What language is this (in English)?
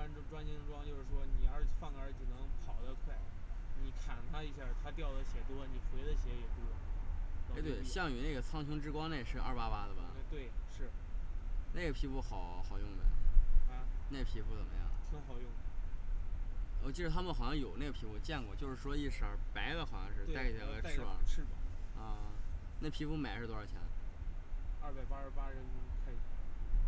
Chinese